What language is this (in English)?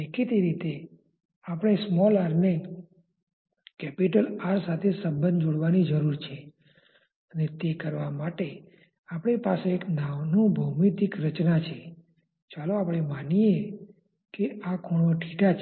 Gujarati